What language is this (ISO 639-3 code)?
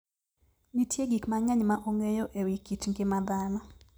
luo